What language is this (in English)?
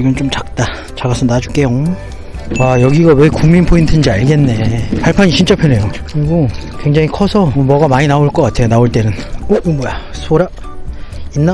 Korean